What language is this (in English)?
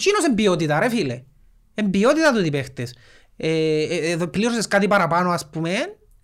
Greek